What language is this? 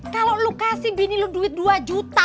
Indonesian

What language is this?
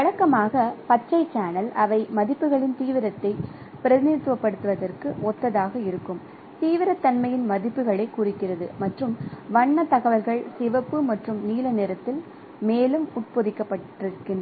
Tamil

